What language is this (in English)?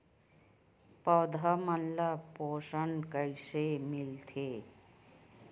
Chhattisgarhi